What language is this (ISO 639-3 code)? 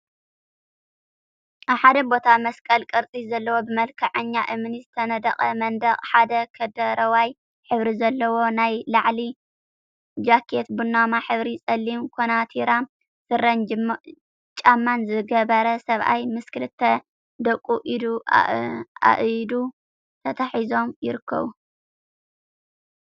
tir